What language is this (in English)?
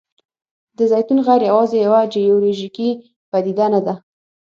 Pashto